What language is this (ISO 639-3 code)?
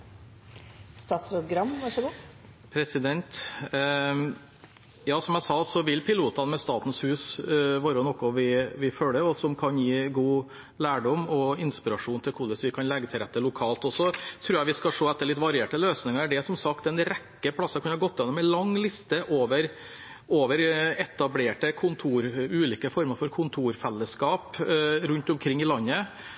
nor